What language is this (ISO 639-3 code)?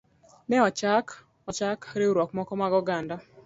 luo